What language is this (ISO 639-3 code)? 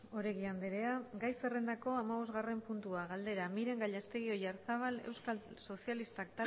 eus